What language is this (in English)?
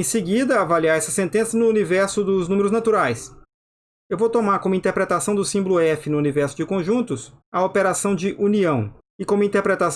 Portuguese